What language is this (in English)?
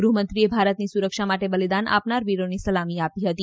Gujarati